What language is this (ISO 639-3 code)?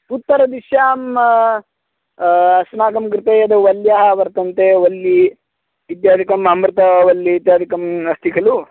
san